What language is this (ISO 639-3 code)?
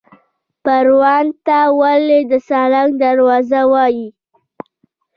pus